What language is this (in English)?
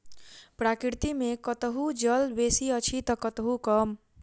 Maithili